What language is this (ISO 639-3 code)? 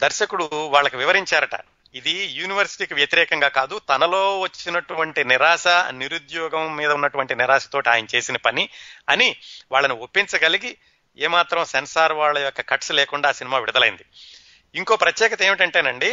tel